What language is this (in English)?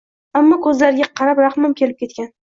Uzbek